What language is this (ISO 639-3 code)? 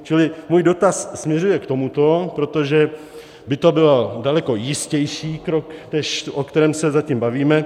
ces